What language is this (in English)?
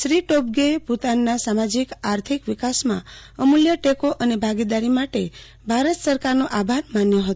Gujarati